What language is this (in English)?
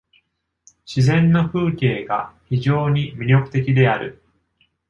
Japanese